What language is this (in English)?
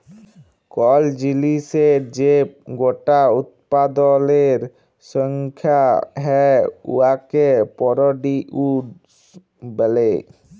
Bangla